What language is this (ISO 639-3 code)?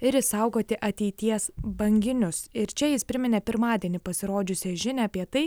lit